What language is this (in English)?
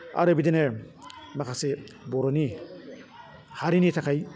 Bodo